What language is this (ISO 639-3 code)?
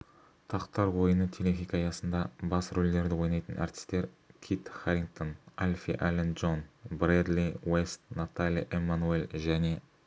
kaz